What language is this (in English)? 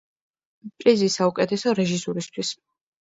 Georgian